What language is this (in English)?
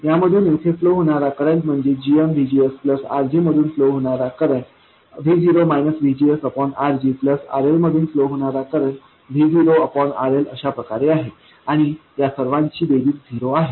Marathi